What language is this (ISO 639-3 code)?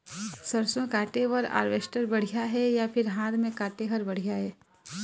hne